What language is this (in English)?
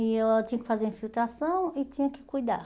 Portuguese